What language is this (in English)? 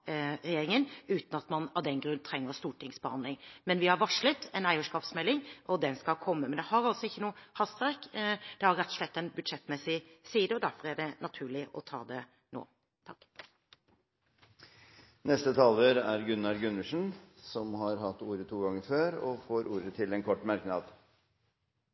Norwegian Bokmål